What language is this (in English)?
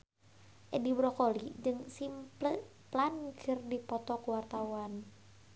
Sundanese